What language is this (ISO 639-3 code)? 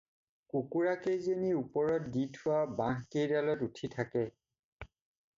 asm